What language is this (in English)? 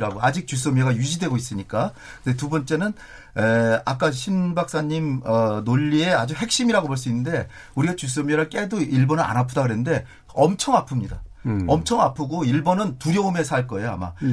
Korean